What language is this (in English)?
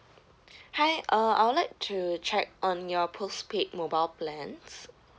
English